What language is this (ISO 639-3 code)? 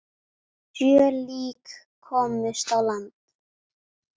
isl